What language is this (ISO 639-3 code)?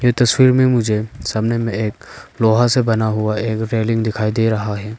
hin